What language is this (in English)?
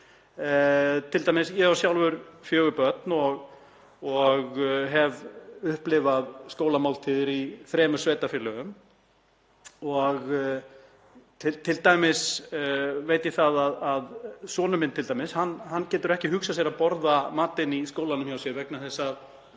Icelandic